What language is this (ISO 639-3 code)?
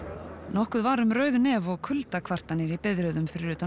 isl